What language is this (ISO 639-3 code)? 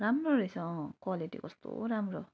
nep